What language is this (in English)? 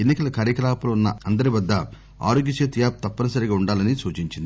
Telugu